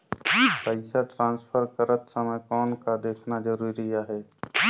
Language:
Chhattisgarhi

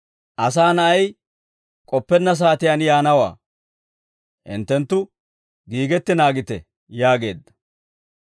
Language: Dawro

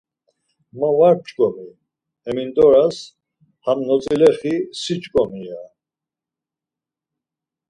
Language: Laz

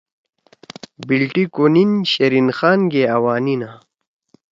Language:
Torwali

